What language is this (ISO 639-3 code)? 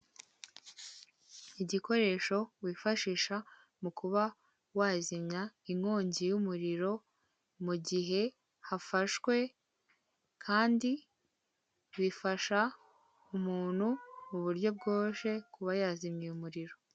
kin